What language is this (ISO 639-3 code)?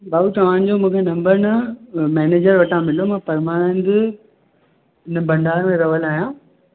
snd